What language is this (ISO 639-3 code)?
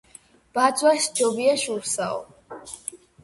kat